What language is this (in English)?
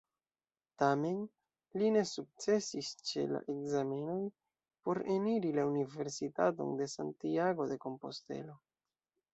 Esperanto